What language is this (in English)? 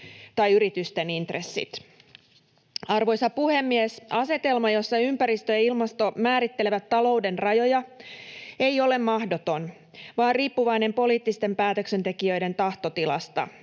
Finnish